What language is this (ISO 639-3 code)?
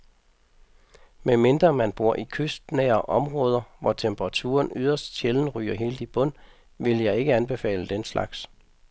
dan